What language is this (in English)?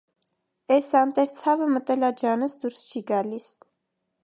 Armenian